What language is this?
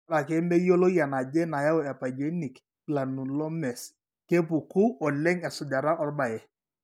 Masai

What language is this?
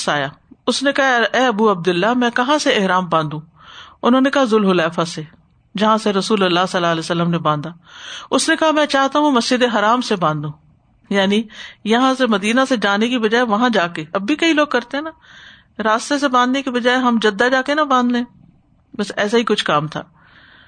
Urdu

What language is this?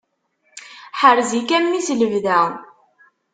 Kabyle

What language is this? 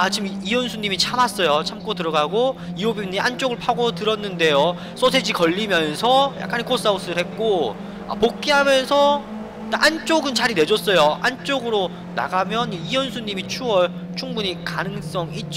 Korean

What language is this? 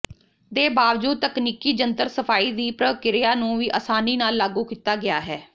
Punjabi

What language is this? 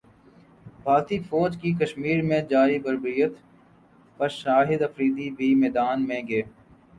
Urdu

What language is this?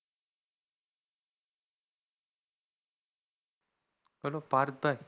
Gujarati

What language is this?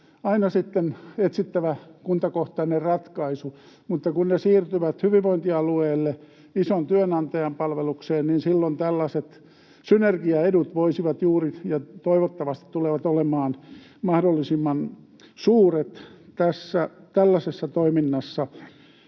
Finnish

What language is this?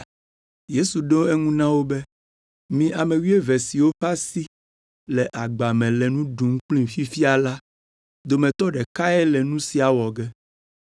Ewe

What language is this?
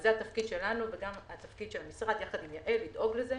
Hebrew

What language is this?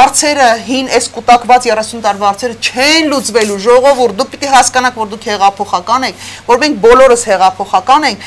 Romanian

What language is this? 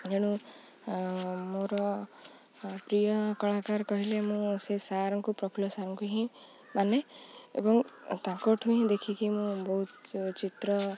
Odia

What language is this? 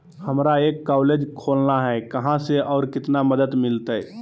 Magahi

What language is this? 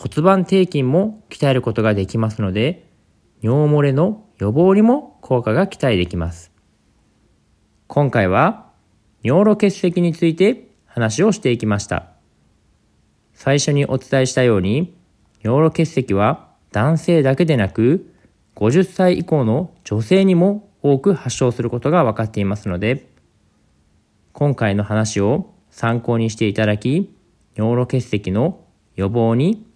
Japanese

